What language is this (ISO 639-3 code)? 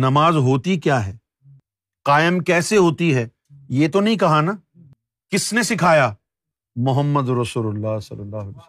urd